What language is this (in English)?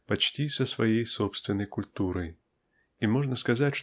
Russian